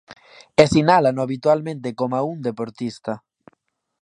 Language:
Galician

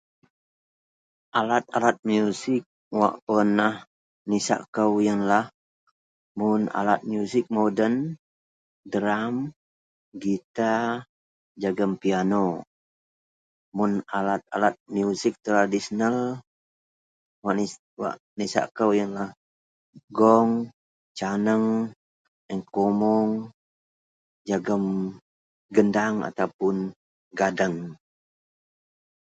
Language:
Central Melanau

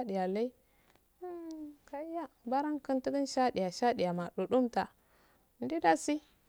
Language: Afade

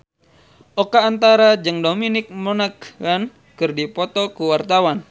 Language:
Sundanese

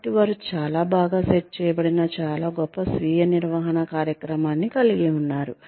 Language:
Telugu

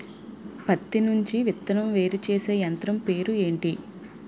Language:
Telugu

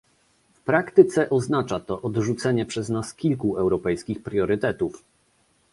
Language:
Polish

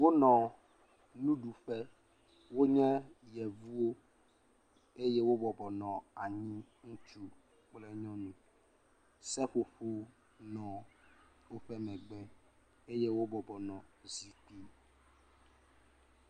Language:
Ewe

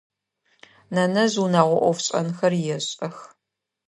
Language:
Adyghe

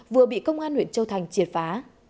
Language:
Vietnamese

